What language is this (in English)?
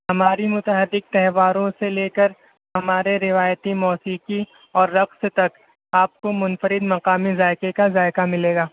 Urdu